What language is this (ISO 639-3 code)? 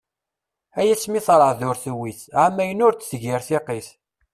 kab